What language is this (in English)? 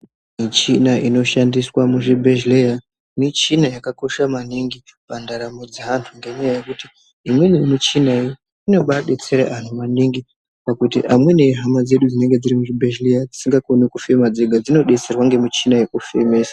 Ndau